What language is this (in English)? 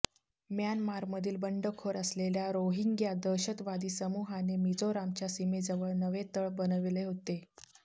Marathi